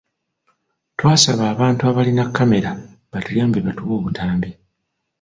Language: Ganda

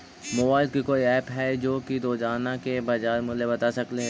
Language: Magahi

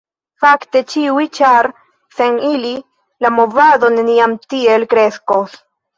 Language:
Esperanto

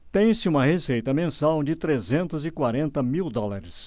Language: Portuguese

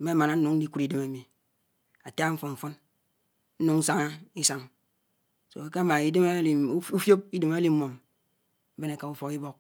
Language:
Anaang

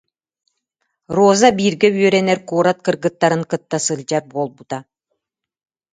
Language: Yakut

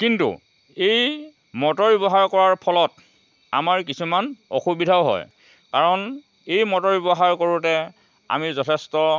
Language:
Assamese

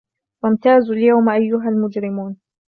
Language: Arabic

